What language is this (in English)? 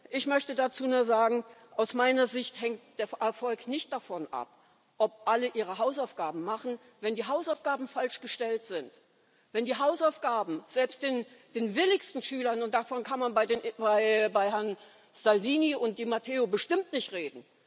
German